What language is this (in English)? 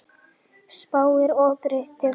Icelandic